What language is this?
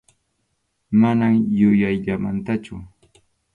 Arequipa-La Unión Quechua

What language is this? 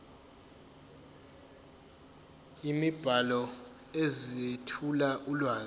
Zulu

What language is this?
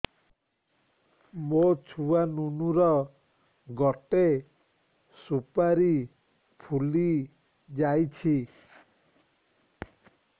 Odia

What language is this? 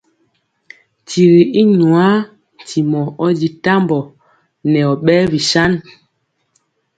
Mpiemo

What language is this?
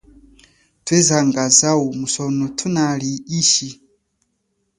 Chokwe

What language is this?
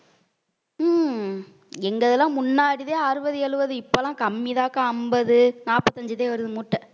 Tamil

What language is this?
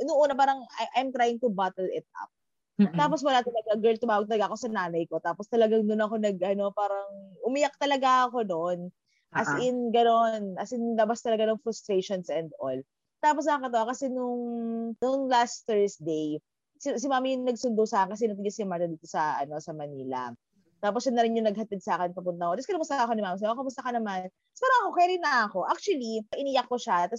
Filipino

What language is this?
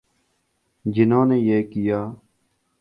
Urdu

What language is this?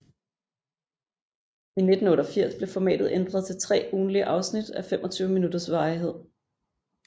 Danish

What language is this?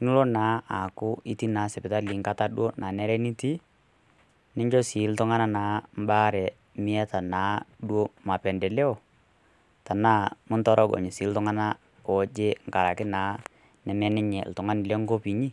Masai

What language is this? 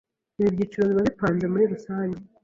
Kinyarwanda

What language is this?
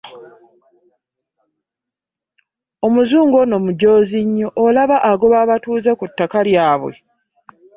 Ganda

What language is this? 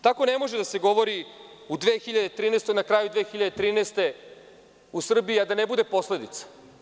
Serbian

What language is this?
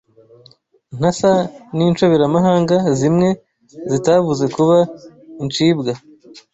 Kinyarwanda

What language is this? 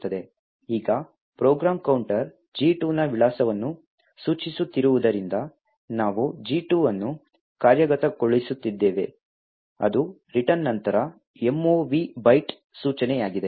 Kannada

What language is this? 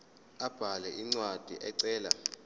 Zulu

